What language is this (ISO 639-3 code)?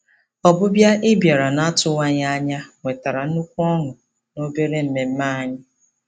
ibo